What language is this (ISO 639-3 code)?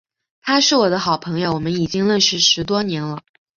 zho